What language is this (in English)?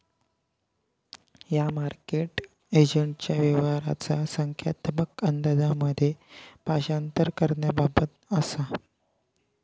Marathi